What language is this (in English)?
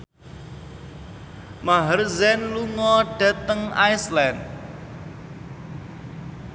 Javanese